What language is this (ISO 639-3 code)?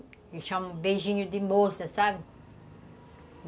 por